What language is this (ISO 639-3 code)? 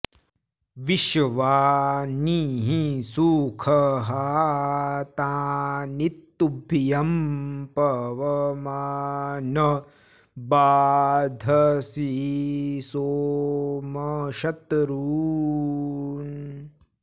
san